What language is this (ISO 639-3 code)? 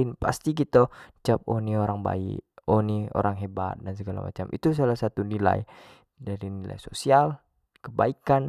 jax